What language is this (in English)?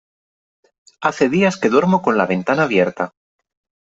Spanish